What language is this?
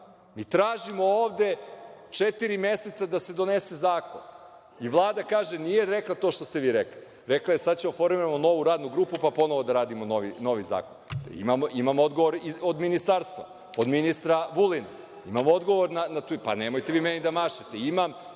Serbian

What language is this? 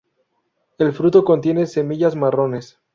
Spanish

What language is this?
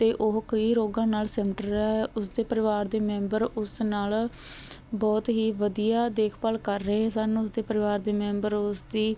Punjabi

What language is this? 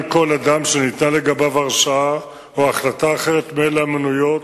Hebrew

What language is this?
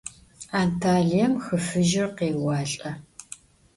Adyghe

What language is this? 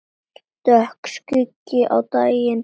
Icelandic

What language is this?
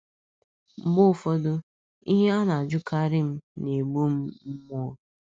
Igbo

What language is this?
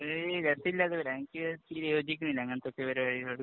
Malayalam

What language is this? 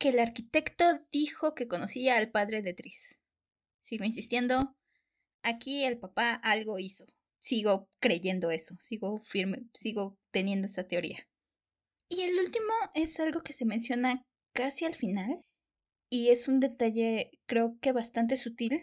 Spanish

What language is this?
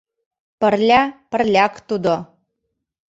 Mari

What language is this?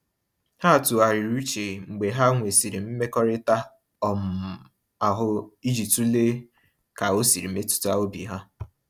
Igbo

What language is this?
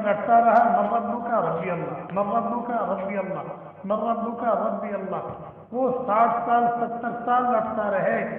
Arabic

